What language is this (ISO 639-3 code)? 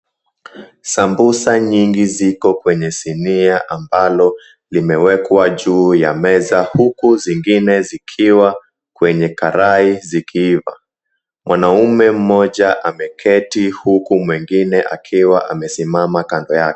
swa